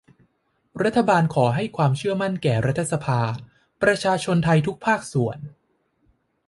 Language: Thai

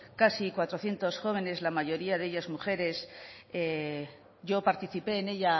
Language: Spanish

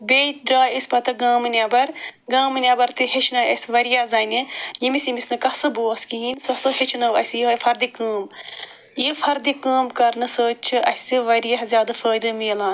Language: Kashmiri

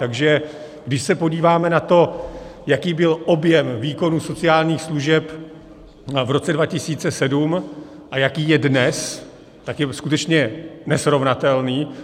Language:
Czech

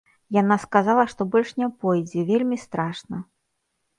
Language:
Belarusian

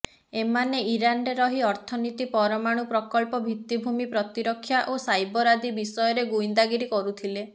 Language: Odia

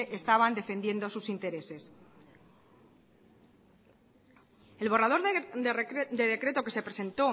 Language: Spanish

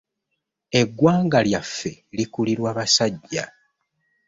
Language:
Ganda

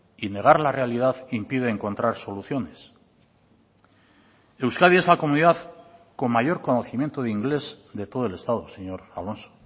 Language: Spanish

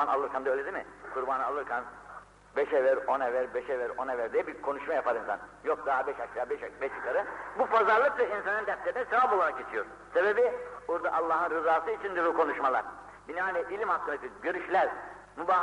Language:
Turkish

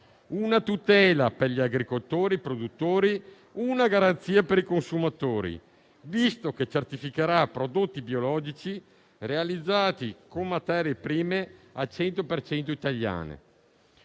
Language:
Italian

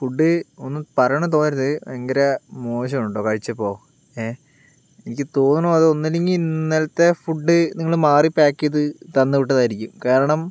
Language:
Malayalam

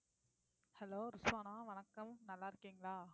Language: Tamil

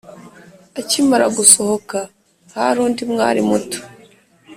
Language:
Kinyarwanda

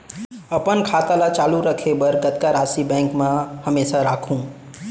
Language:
Chhattisgarhi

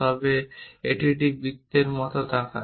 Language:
Bangla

